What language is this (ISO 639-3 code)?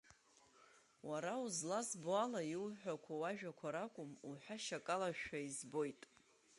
abk